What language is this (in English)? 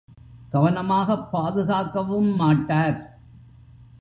Tamil